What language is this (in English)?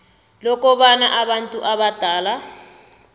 South Ndebele